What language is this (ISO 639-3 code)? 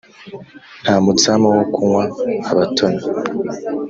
kin